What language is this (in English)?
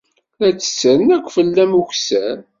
Kabyle